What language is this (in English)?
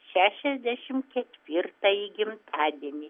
Lithuanian